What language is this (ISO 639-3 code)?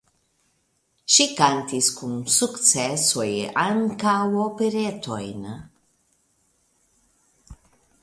epo